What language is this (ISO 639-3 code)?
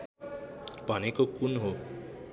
nep